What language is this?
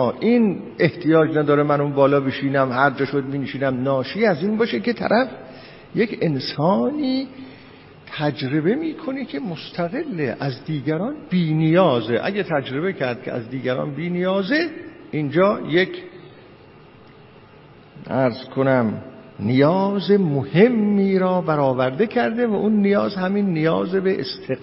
Persian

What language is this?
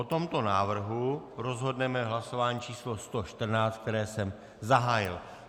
Czech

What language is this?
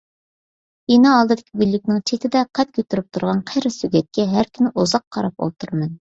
Uyghur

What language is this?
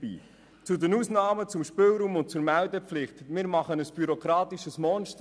Swiss German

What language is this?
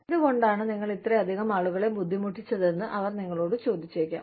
Malayalam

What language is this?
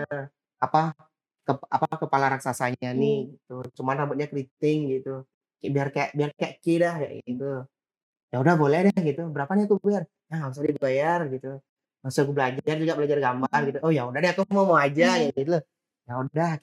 Indonesian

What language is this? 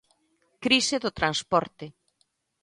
Galician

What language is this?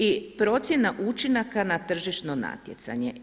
Croatian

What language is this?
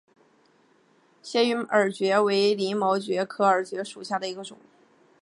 Chinese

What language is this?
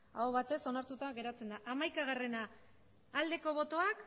Basque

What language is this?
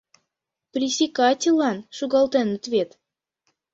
Mari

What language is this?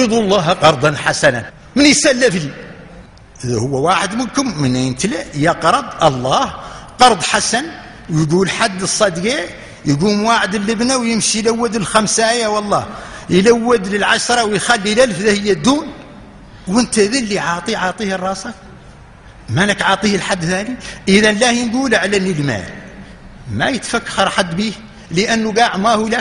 Arabic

